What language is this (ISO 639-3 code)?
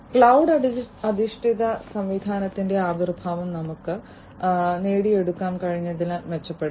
mal